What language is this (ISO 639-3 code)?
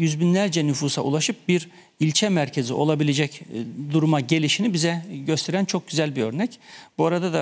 tur